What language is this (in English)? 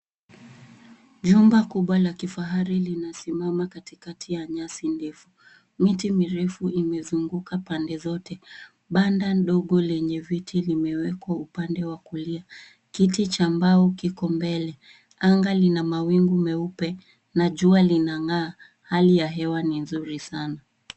Swahili